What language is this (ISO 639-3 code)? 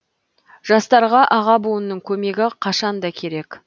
kaz